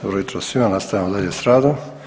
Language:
Croatian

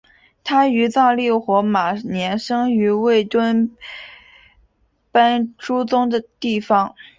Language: Chinese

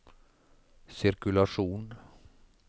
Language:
Norwegian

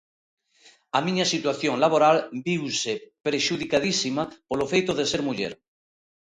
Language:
Galician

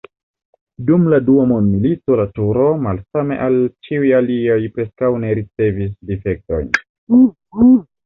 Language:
Esperanto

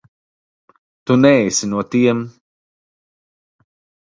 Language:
Latvian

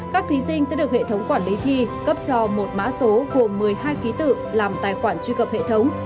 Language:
Vietnamese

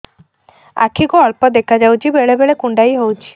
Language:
Odia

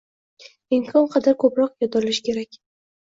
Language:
Uzbek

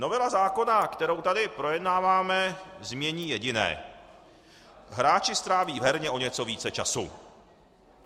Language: Czech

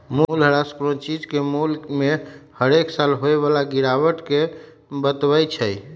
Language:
Magahi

